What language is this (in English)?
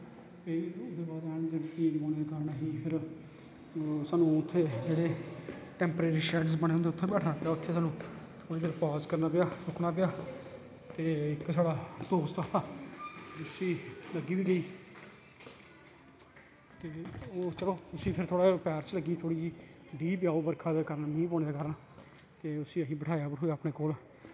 Dogri